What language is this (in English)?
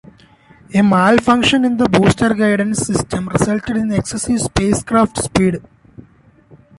English